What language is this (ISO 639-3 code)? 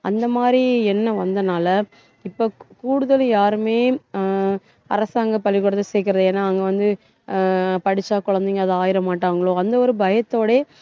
tam